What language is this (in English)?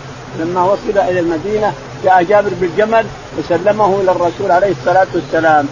Arabic